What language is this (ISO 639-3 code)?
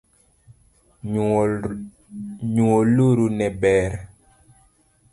luo